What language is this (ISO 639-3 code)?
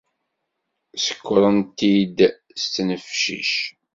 kab